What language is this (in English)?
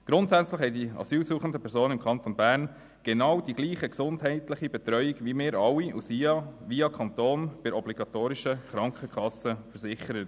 Swiss German